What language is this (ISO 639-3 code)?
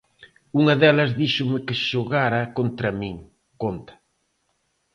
glg